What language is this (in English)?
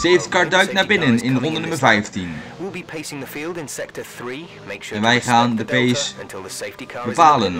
Dutch